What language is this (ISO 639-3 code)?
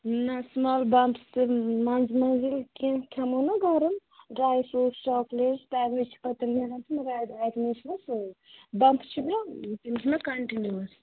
kas